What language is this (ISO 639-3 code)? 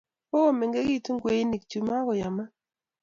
kln